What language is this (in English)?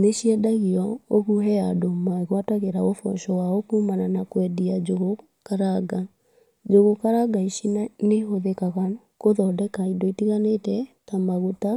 Kikuyu